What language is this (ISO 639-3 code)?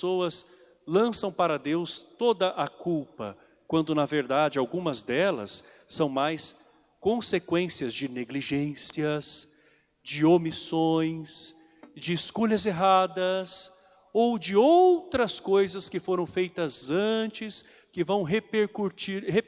por